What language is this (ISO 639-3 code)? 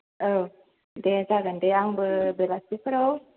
brx